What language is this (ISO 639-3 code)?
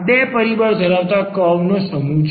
guj